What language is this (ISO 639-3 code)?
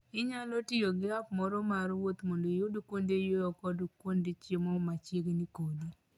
luo